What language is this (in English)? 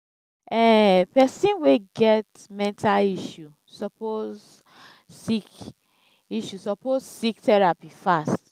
Nigerian Pidgin